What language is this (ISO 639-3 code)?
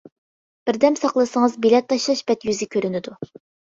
uig